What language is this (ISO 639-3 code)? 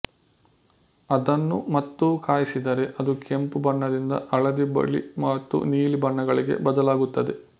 kan